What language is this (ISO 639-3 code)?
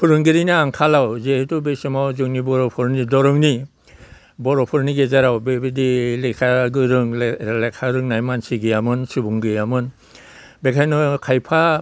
brx